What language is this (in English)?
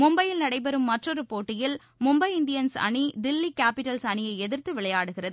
Tamil